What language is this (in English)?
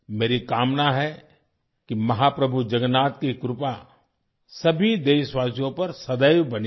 Hindi